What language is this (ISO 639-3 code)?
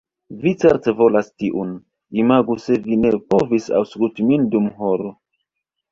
epo